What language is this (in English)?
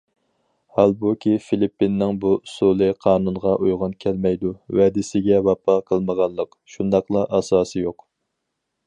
Uyghur